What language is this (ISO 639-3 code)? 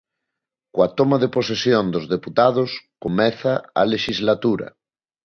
glg